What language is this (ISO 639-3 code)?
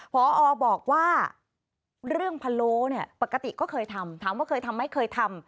tha